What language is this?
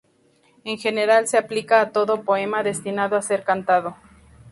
Spanish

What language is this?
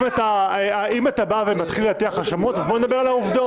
Hebrew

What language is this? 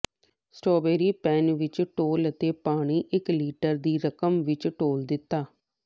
Punjabi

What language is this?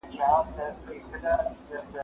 Pashto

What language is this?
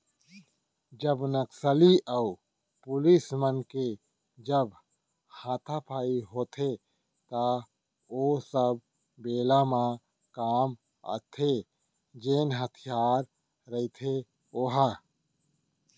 Chhattisgarhi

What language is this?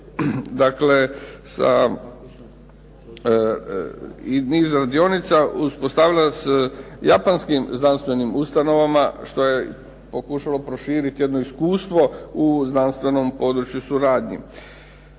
Croatian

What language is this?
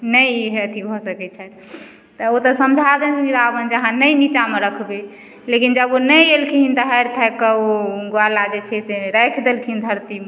Maithili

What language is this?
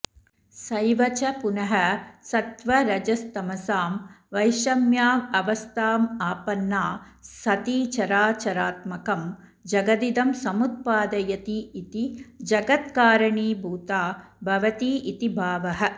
Sanskrit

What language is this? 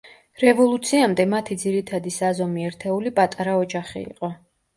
Georgian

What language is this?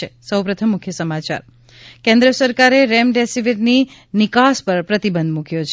Gujarati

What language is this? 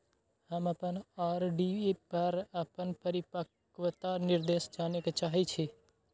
Maithili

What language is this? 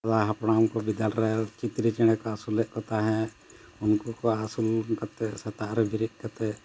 Santali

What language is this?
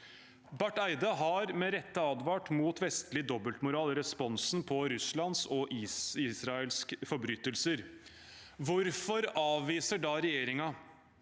Norwegian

